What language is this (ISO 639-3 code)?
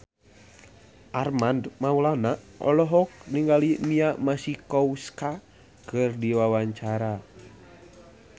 sun